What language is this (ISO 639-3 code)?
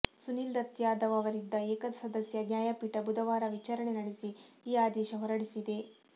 kan